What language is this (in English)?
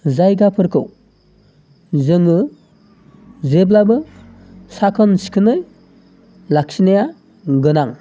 Bodo